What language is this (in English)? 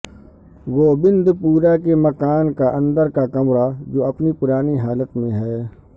Urdu